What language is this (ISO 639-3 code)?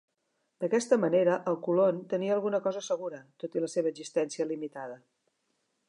cat